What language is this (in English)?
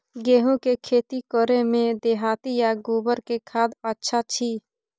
Maithili